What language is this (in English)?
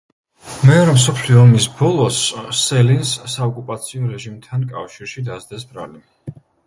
Georgian